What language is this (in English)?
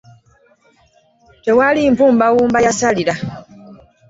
Ganda